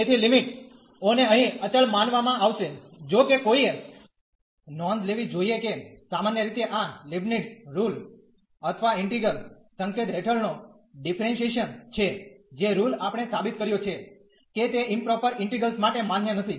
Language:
Gujarati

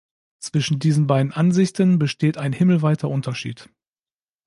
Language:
German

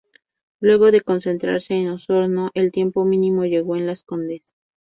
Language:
Spanish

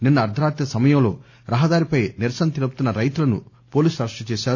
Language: Telugu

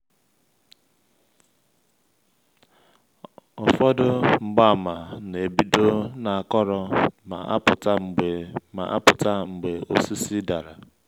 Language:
Igbo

